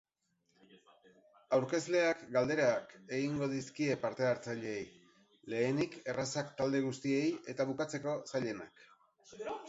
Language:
Basque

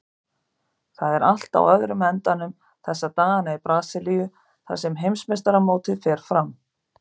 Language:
Icelandic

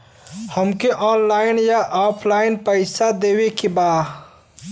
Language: Bhojpuri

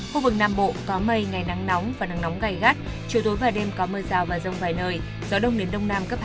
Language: Vietnamese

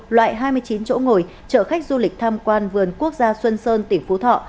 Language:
Vietnamese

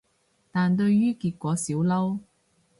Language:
Cantonese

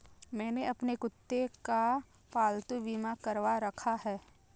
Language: Hindi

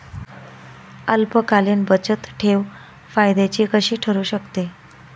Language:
Marathi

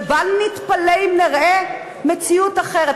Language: Hebrew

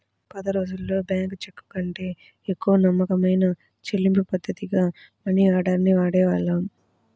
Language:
Telugu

